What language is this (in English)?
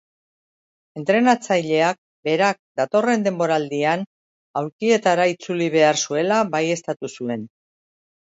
Basque